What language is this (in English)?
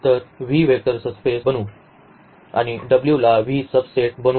Marathi